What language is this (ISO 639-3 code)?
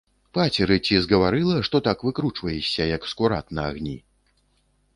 bel